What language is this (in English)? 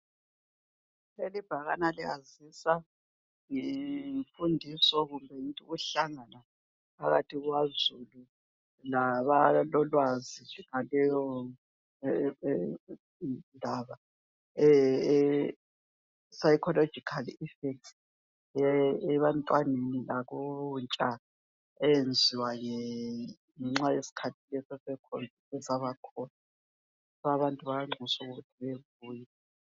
North Ndebele